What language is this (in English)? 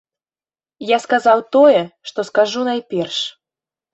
Belarusian